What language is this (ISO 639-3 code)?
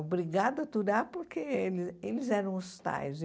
por